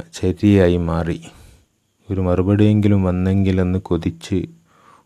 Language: Malayalam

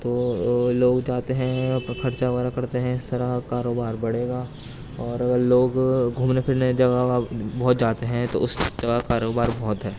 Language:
Urdu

